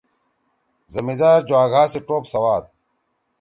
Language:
Torwali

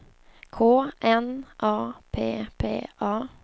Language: Swedish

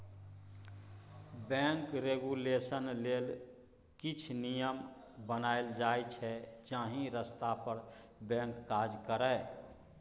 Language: Maithili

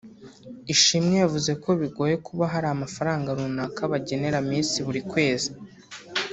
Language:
Kinyarwanda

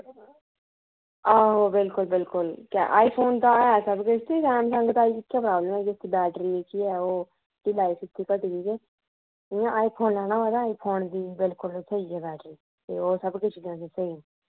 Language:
Dogri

